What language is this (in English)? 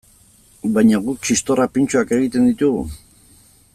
Basque